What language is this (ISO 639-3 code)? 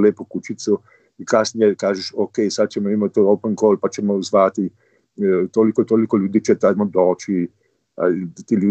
hrv